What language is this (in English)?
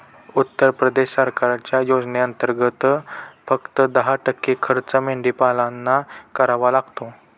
Marathi